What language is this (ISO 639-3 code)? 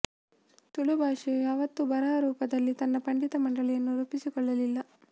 kan